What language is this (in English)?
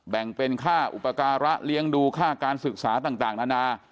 Thai